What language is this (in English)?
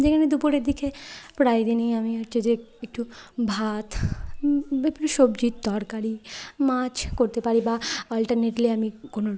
Bangla